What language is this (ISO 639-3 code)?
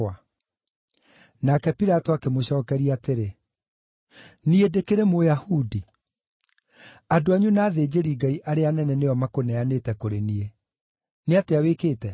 kik